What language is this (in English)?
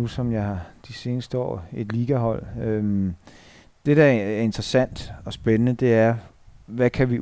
Danish